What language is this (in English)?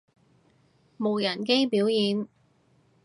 Cantonese